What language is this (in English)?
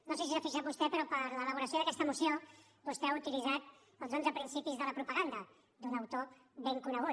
Catalan